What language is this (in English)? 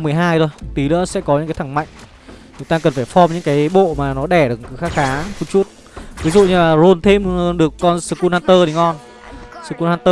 Vietnamese